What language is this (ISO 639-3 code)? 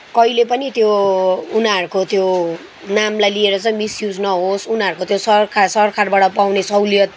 nep